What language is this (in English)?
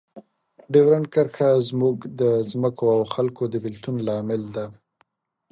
Pashto